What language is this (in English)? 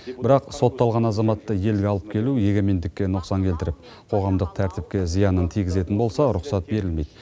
Kazakh